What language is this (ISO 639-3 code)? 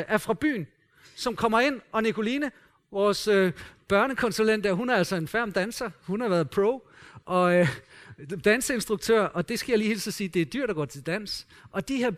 dan